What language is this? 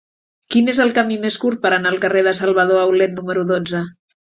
Catalan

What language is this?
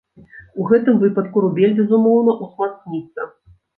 Belarusian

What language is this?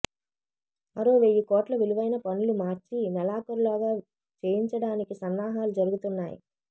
Telugu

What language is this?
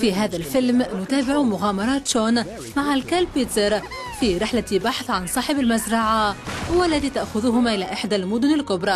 Arabic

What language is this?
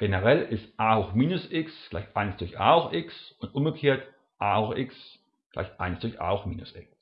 German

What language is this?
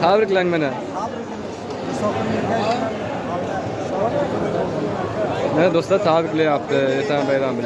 Turkish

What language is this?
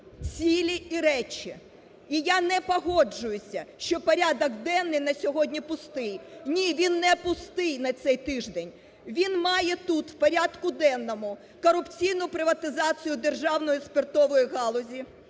Ukrainian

